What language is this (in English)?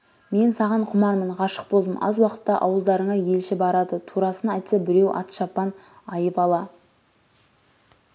Kazakh